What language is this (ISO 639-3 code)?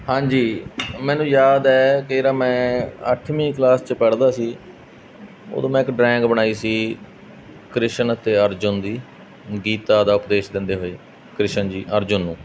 pan